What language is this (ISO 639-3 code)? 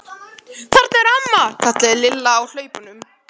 isl